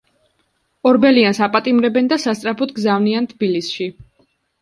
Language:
Georgian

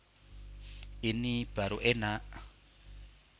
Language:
Javanese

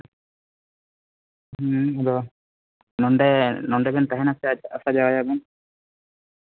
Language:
Santali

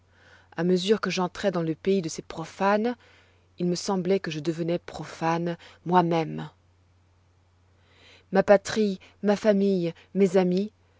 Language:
French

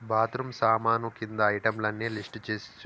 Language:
Telugu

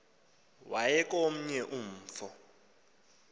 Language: Xhosa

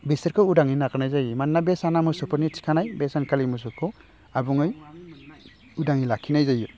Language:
Bodo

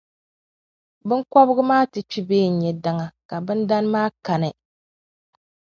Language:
Dagbani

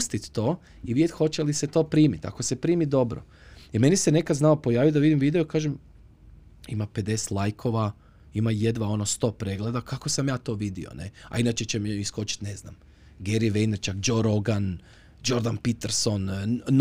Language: Croatian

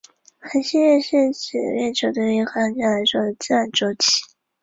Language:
Chinese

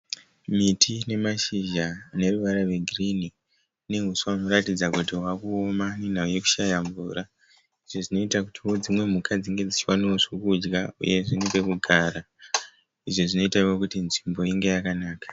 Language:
Shona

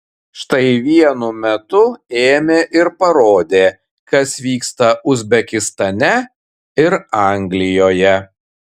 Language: Lithuanian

